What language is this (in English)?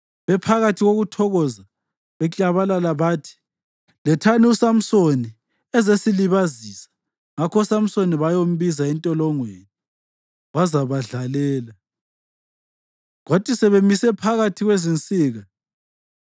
North Ndebele